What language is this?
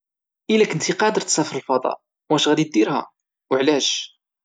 Moroccan Arabic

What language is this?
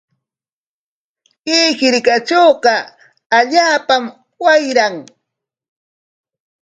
Corongo Ancash Quechua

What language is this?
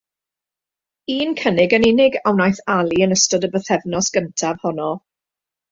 Welsh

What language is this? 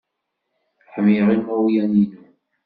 Kabyle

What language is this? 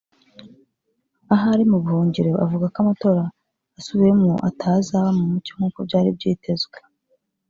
Kinyarwanda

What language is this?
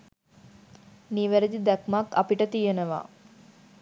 Sinhala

